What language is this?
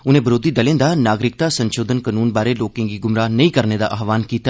Dogri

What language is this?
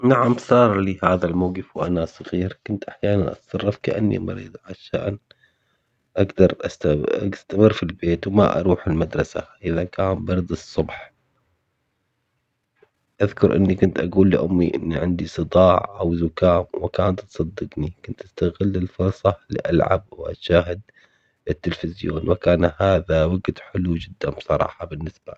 Omani Arabic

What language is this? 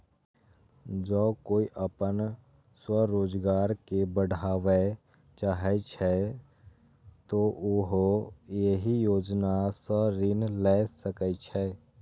Maithili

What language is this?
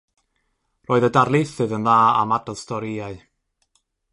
Welsh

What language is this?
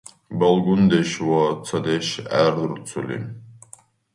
Dargwa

